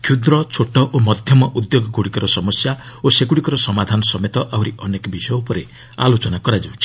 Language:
Odia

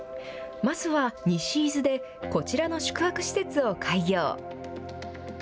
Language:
Japanese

